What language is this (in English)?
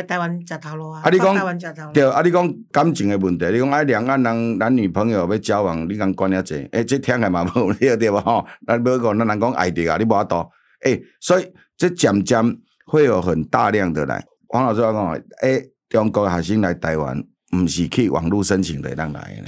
Chinese